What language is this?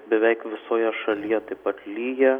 Lithuanian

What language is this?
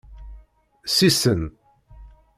Kabyle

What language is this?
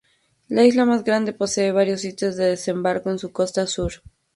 Spanish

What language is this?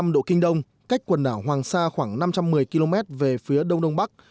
Vietnamese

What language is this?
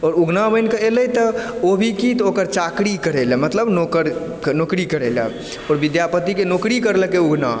Maithili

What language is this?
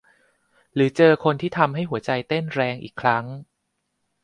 Thai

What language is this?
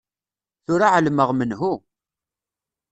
Kabyle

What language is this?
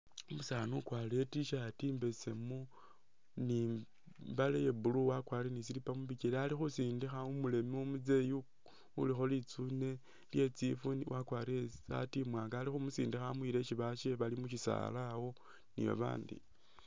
Masaaba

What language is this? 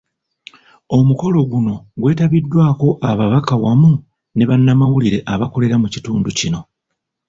Ganda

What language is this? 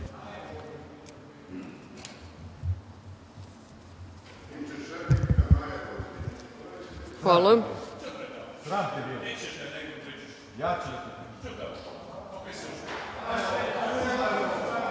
Serbian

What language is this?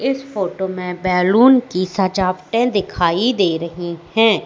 Hindi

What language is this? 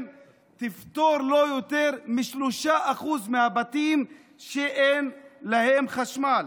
Hebrew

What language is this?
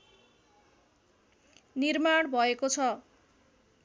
Nepali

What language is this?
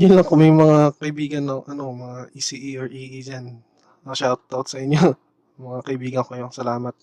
Filipino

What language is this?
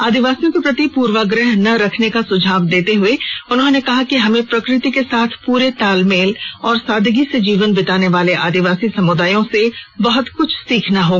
Hindi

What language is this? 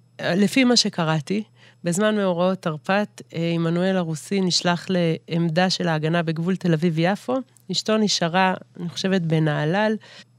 Hebrew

